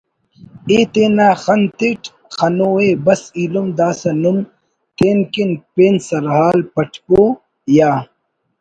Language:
Brahui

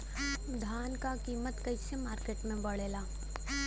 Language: Bhojpuri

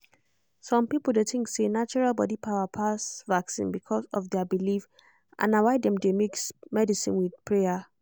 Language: Nigerian Pidgin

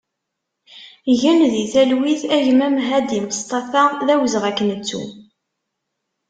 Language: Kabyle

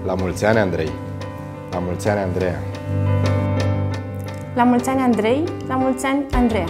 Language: Romanian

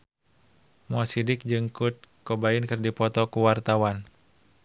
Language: Sundanese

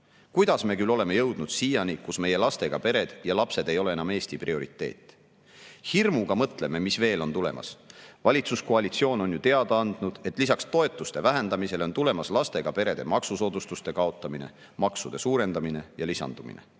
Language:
Estonian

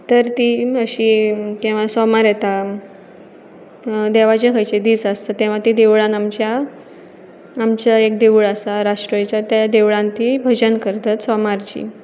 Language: Konkani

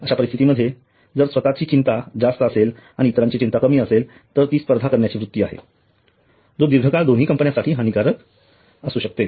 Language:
Marathi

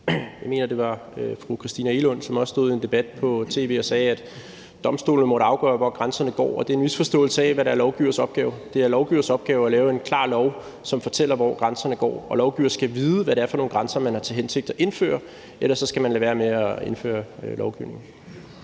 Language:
Danish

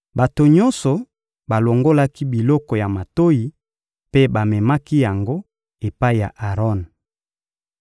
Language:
Lingala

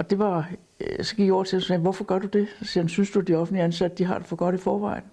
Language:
Danish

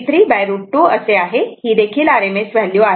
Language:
Marathi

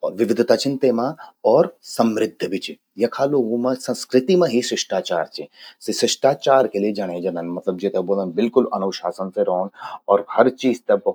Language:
Garhwali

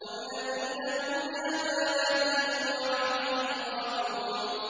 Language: Arabic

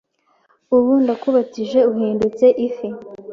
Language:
Kinyarwanda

